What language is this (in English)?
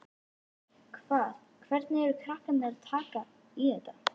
Icelandic